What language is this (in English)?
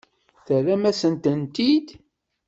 Kabyle